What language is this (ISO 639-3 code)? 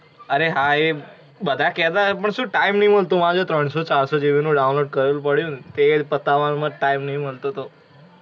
guj